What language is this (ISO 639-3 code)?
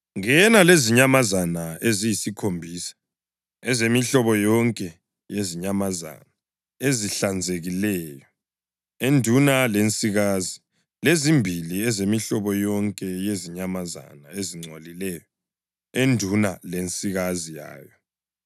nde